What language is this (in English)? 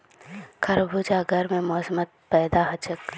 Magahi